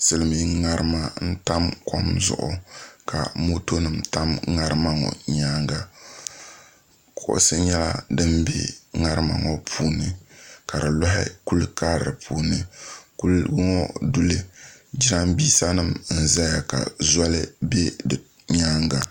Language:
Dagbani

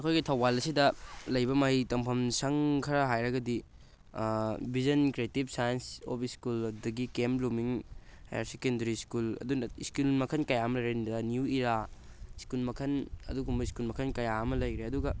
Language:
Manipuri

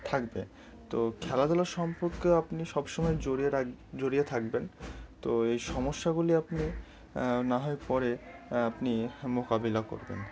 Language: Bangla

